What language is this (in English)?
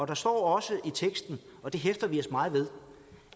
Danish